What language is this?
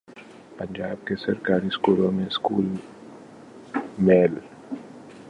Urdu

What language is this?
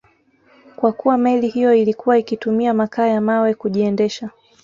Swahili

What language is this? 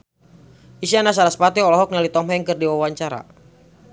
Sundanese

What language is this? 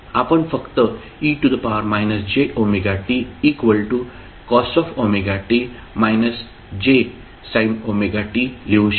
Marathi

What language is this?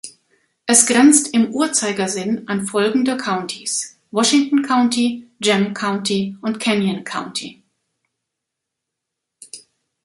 German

